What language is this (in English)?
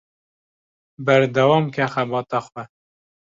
Kurdish